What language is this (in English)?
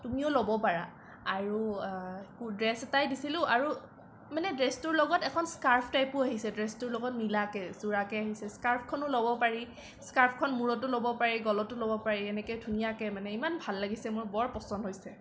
Assamese